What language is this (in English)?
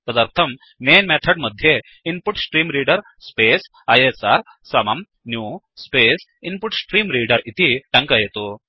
Sanskrit